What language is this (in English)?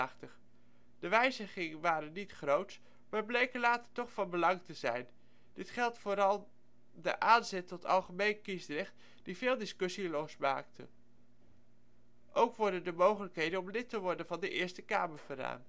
Dutch